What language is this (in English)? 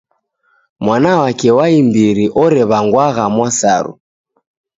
Taita